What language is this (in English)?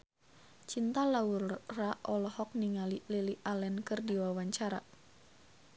Sundanese